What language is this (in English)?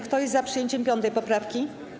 Polish